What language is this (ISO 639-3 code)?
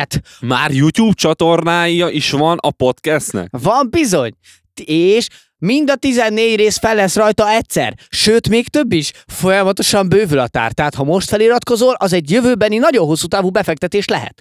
hun